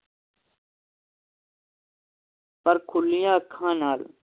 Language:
Punjabi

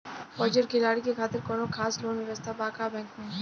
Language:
Bhojpuri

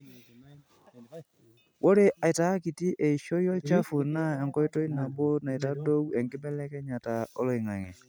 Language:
Masai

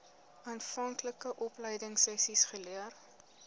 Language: Afrikaans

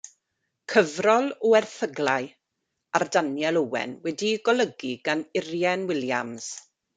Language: Welsh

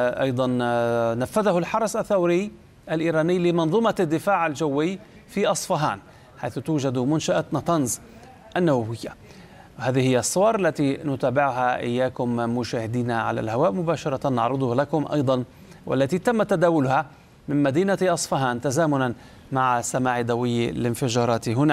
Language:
Arabic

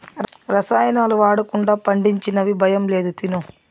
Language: Telugu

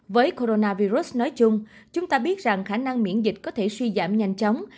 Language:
Vietnamese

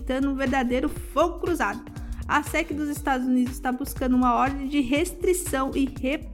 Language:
Portuguese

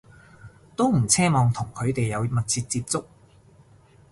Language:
Cantonese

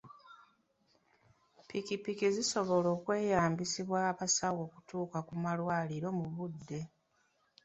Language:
Ganda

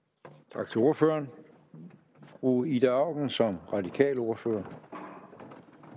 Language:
Danish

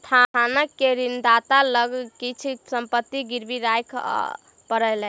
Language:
Maithili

